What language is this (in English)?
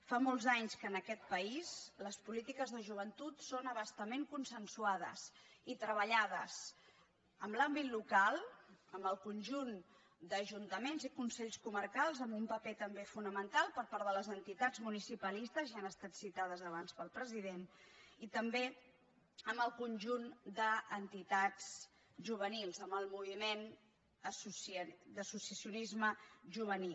Catalan